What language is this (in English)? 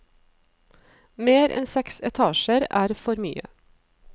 Norwegian